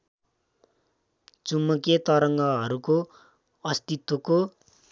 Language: Nepali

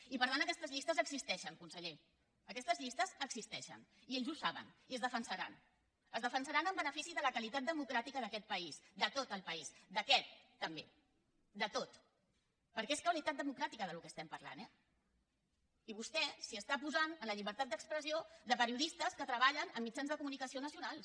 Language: Catalan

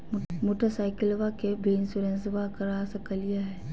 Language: Magahi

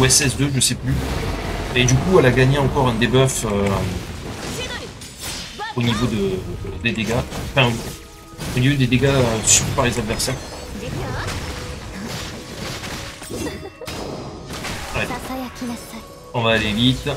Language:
French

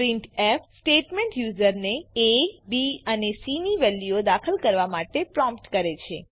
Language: Gujarati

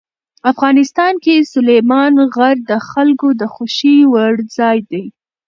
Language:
Pashto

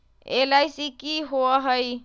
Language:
Magahi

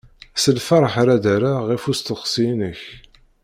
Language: Kabyle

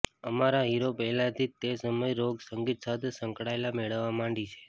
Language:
Gujarati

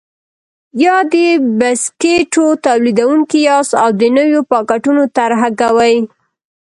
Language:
Pashto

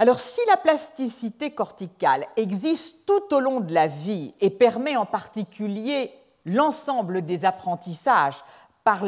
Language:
French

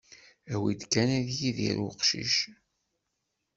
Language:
Kabyle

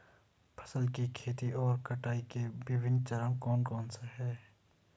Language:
Hindi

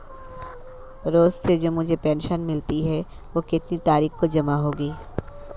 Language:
Hindi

